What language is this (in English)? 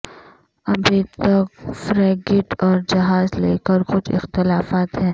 Urdu